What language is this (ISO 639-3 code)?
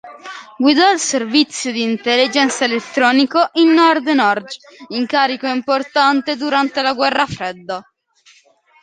ita